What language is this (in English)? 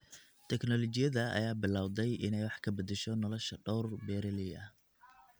Somali